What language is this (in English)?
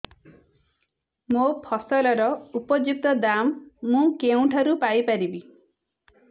Odia